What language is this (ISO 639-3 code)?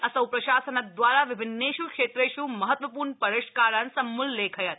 san